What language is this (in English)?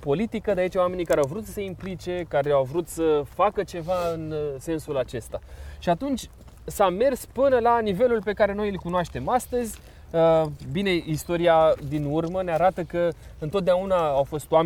Romanian